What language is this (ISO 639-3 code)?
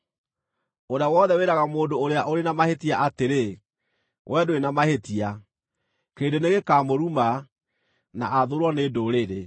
kik